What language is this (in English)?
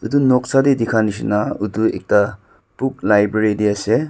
Naga Pidgin